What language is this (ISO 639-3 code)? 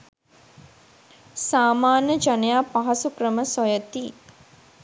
sin